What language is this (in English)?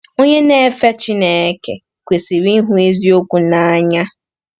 Igbo